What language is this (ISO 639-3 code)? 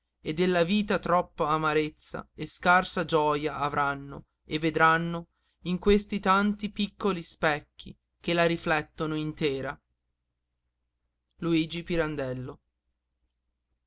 ita